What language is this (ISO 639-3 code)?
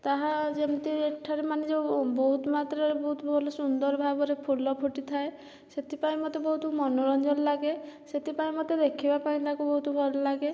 ori